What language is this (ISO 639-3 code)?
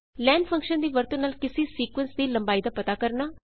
pan